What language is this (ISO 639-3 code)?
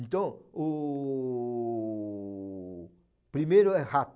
por